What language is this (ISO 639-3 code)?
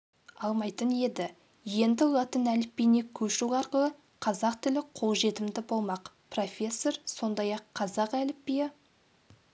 kaz